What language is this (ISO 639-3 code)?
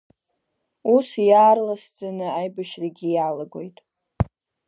abk